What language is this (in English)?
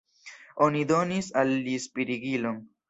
Esperanto